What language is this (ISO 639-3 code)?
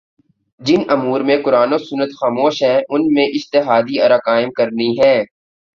urd